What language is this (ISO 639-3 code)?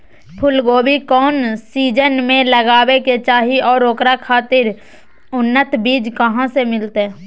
mag